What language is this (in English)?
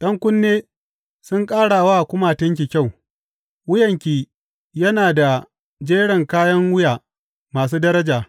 Hausa